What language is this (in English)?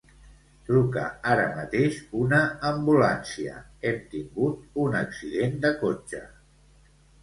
Catalan